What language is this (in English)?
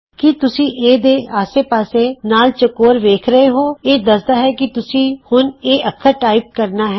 Punjabi